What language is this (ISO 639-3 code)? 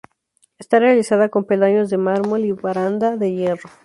spa